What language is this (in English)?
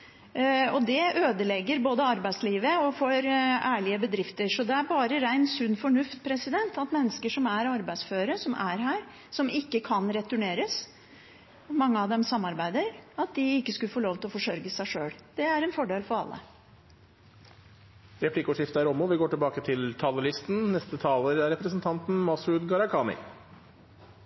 Norwegian